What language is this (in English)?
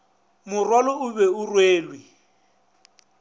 Northern Sotho